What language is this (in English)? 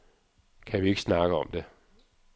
Danish